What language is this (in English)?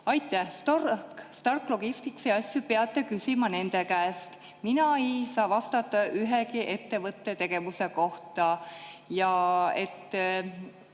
Estonian